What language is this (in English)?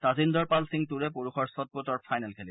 Assamese